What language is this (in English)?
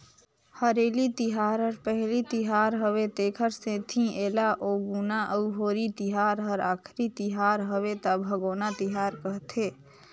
Chhattisgarhi